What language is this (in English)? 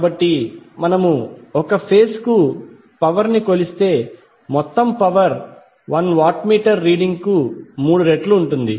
Telugu